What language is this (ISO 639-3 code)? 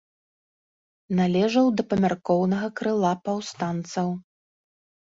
bel